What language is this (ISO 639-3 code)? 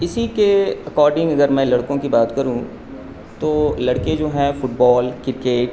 urd